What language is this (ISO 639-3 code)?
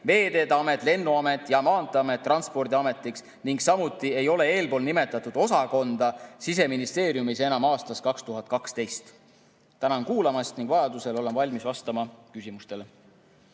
est